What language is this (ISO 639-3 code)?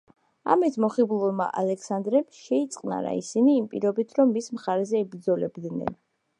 kat